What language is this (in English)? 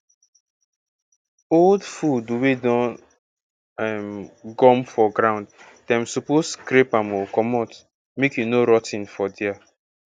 Nigerian Pidgin